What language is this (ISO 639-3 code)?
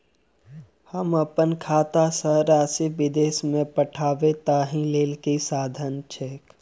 mai